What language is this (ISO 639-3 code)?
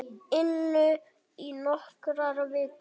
isl